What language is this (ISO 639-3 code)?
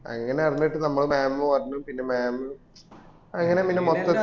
mal